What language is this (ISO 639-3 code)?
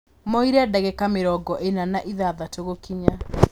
kik